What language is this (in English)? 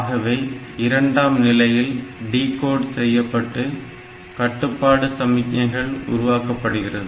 Tamil